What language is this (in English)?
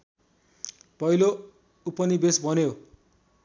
Nepali